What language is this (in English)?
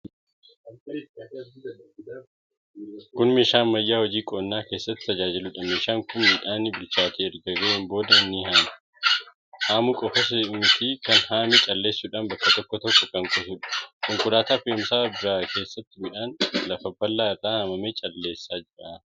Oromo